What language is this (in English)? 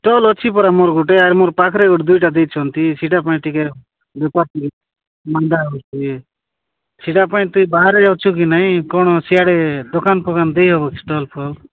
Odia